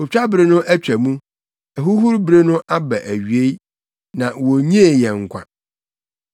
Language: Akan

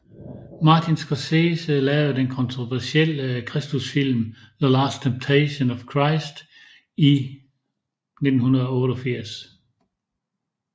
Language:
Danish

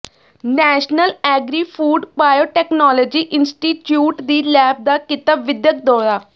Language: Punjabi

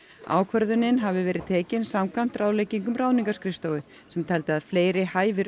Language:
Icelandic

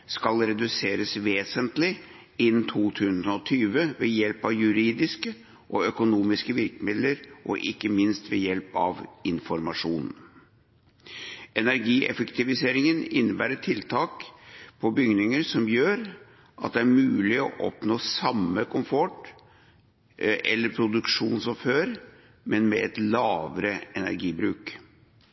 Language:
Norwegian Bokmål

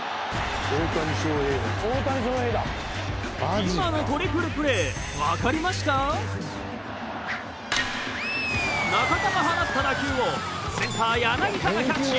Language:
Japanese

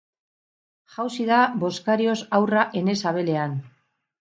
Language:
Basque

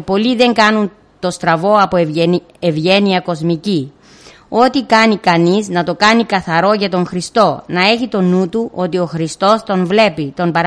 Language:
Greek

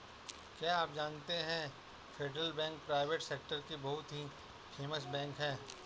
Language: Hindi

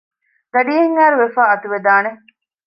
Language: Divehi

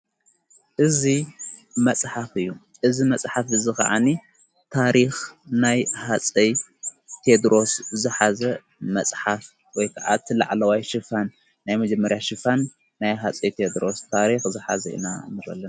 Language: Tigrinya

